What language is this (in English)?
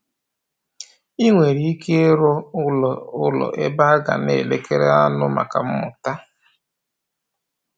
Igbo